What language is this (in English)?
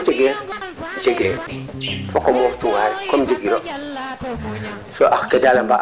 Serer